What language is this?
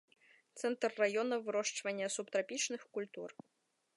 Belarusian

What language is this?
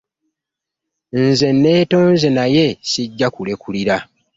Ganda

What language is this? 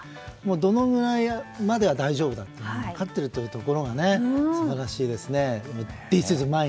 Japanese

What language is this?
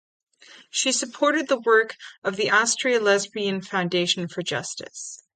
English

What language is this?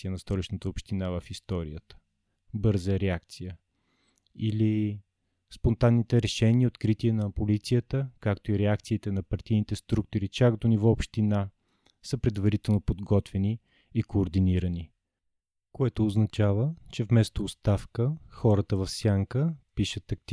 Bulgarian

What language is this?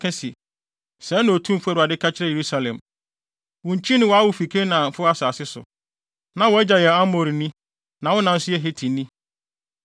Akan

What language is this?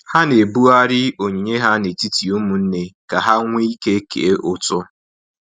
Igbo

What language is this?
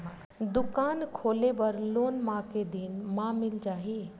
Chhattisgarhi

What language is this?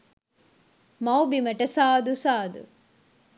Sinhala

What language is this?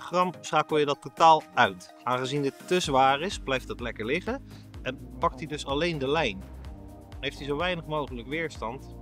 Dutch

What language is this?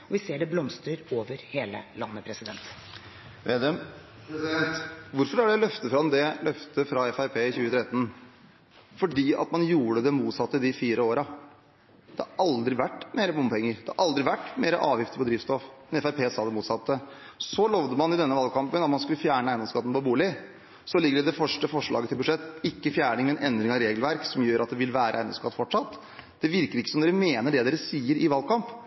Norwegian Bokmål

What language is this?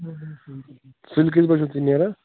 Kashmiri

